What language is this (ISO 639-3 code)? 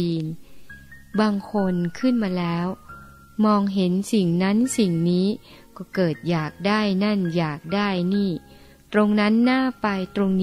tha